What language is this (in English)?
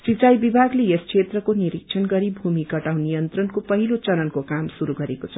Nepali